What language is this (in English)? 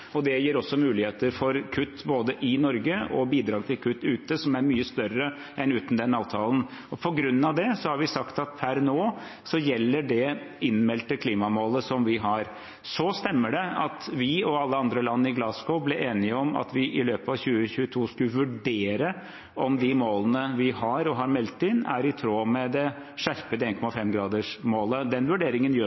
Norwegian Bokmål